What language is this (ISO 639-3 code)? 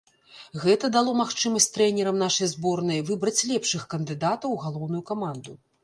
bel